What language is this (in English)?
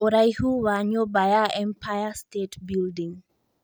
Kikuyu